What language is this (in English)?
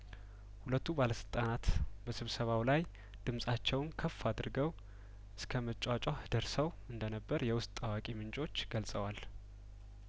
Amharic